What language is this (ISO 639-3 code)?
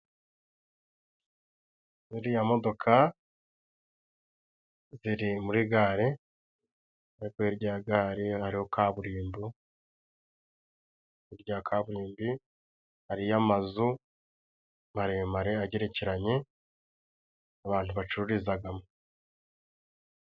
kin